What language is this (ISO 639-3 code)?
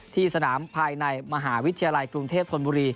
tha